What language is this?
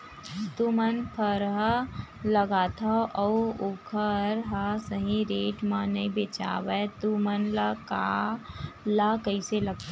Chhattisgarhi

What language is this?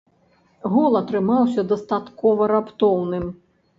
Belarusian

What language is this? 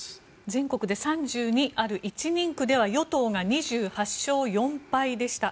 Japanese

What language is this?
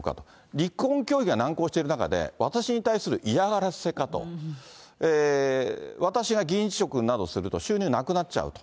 Japanese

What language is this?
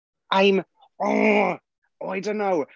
English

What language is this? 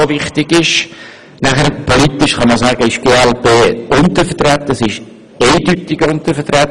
Swiss German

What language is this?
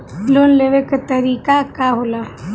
Bhojpuri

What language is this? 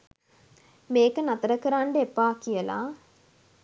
Sinhala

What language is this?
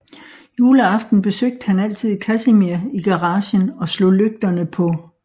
Danish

